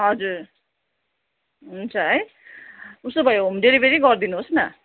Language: Nepali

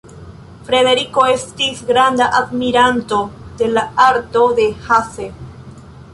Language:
Esperanto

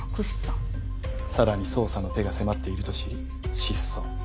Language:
Japanese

